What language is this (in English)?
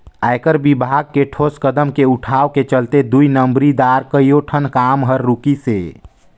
Chhattisgarhi